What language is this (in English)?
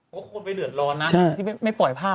Thai